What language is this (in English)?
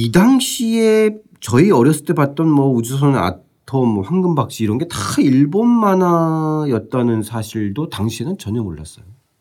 Korean